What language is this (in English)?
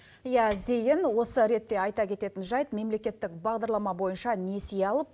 Kazakh